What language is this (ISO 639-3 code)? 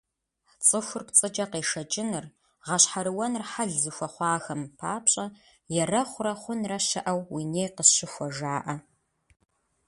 kbd